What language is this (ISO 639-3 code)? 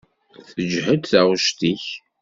kab